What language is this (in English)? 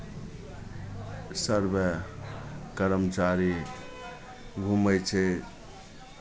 Maithili